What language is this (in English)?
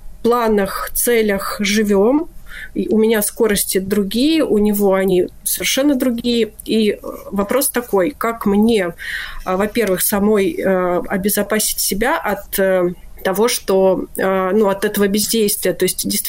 Russian